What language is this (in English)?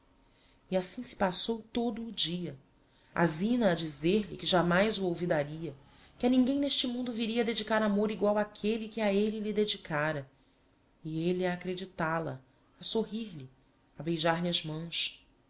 Portuguese